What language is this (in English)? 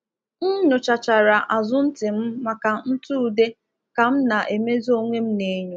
Igbo